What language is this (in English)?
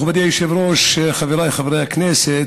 Hebrew